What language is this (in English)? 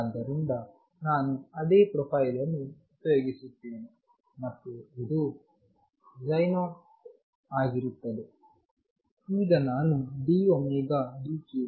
Kannada